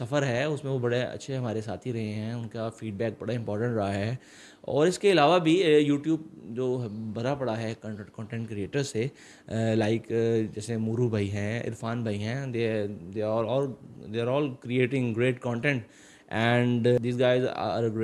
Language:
Urdu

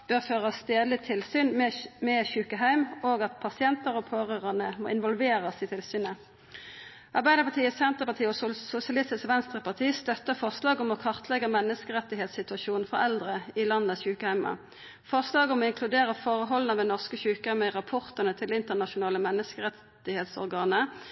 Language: Norwegian Nynorsk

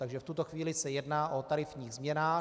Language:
Czech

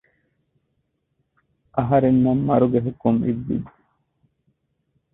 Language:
Divehi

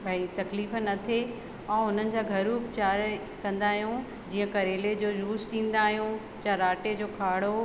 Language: Sindhi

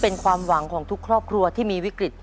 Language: Thai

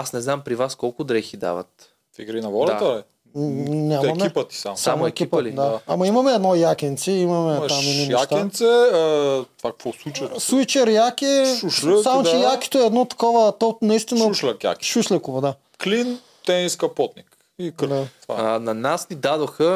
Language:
Bulgarian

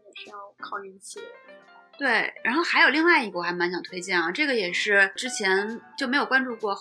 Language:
Chinese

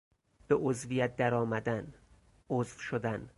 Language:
Persian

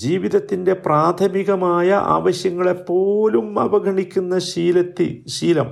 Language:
Malayalam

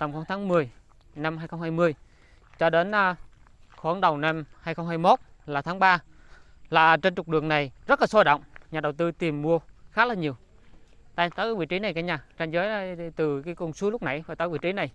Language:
Vietnamese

